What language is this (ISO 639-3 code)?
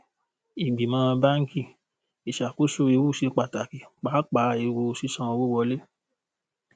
yor